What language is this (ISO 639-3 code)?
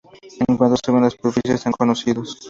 spa